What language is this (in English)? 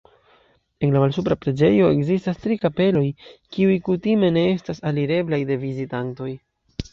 Esperanto